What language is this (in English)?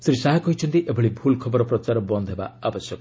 Odia